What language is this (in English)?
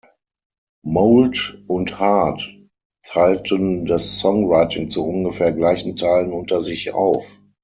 German